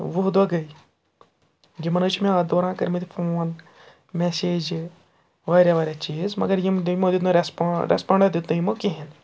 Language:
Kashmiri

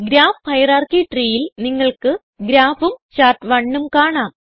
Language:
Malayalam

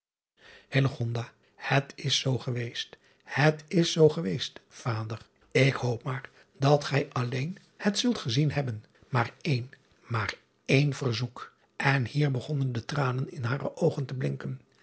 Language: Dutch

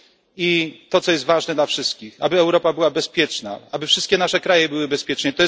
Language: Polish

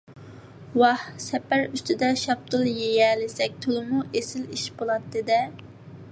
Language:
Uyghur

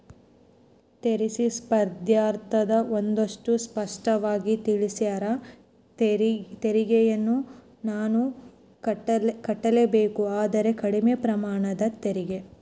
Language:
Kannada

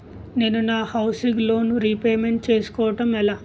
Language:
Telugu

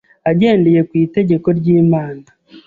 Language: Kinyarwanda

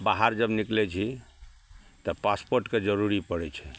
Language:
Maithili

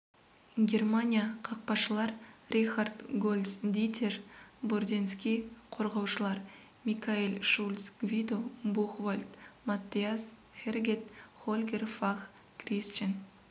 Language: Kazakh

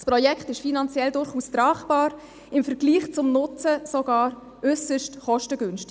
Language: Swiss German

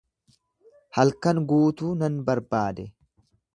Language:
Oromo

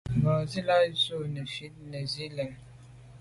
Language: Medumba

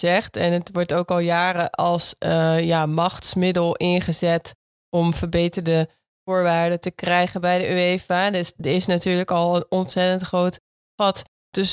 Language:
Dutch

